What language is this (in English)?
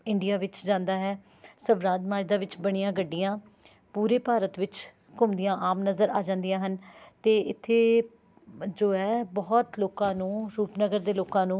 Punjabi